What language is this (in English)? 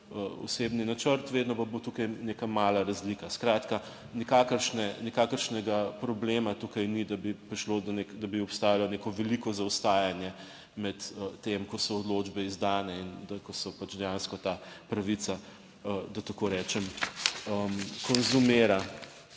Slovenian